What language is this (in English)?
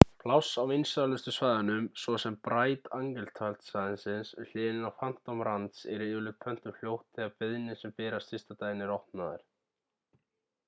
Icelandic